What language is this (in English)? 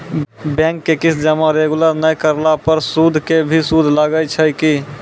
Maithili